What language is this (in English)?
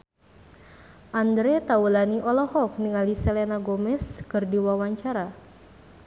Sundanese